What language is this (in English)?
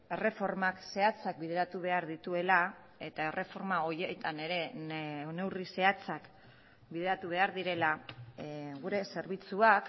Basque